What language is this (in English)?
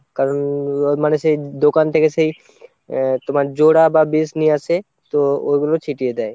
Bangla